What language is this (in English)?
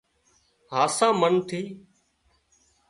Wadiyara Koli